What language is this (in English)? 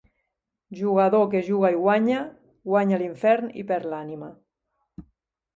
Catalan